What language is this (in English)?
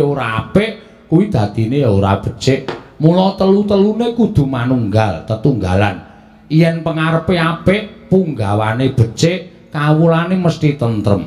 Indonesian